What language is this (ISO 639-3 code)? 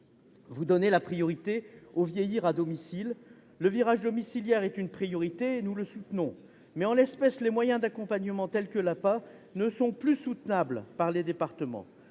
fra